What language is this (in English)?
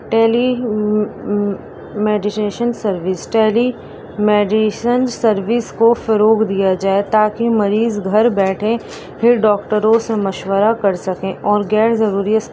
Urdu